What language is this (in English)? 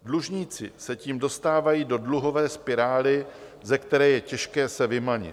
Czech